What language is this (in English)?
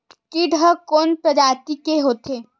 Chhattisgarhi